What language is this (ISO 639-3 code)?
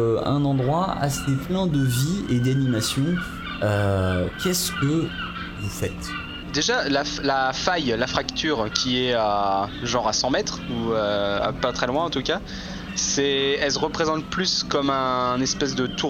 fra